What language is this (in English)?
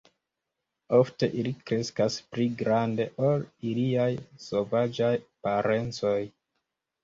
Esperanto